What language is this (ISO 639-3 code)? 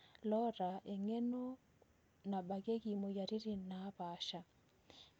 mas